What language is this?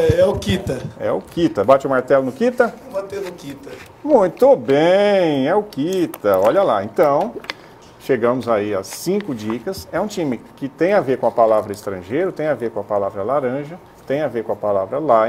Portuguese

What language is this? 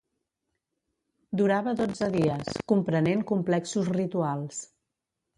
Catalan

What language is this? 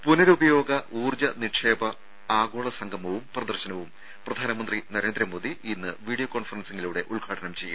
Malayalam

